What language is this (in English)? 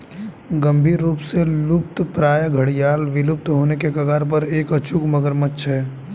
Hindi